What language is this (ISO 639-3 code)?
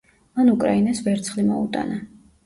kat